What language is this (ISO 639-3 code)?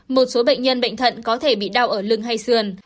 vie